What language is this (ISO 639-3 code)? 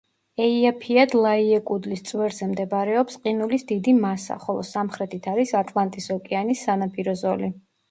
kat